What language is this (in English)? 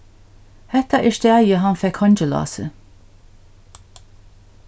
Faroese